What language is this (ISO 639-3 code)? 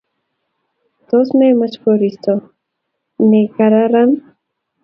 kln